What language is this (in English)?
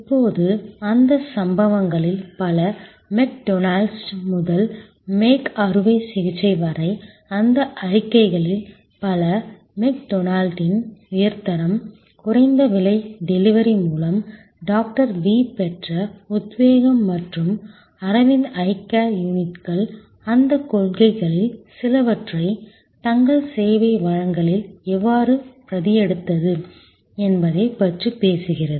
Tamil